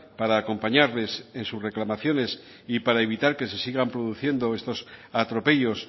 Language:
Spanish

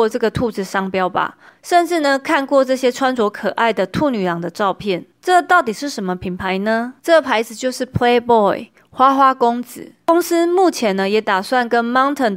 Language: Chinese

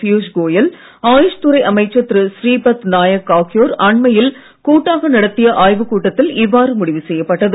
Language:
Tamil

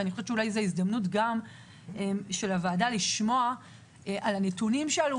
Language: Hebrew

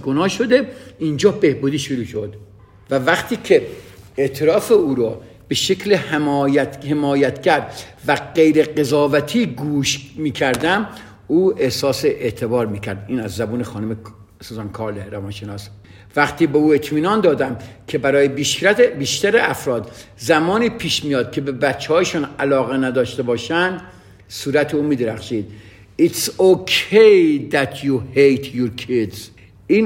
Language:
Persian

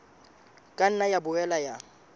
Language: Southern Sotho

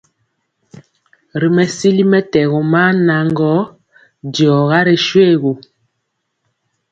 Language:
Mpiemo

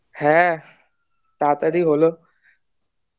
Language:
Bangla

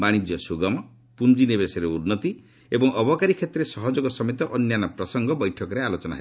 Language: Odia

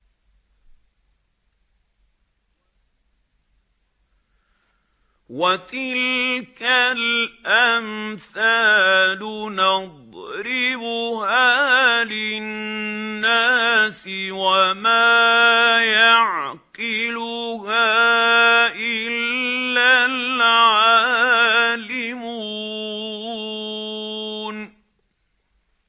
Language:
Arabic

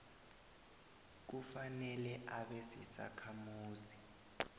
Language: South Ndebele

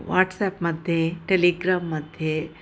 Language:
Sanskrit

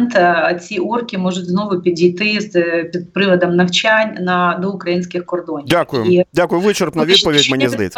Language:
Ukrainian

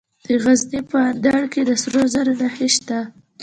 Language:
Pashto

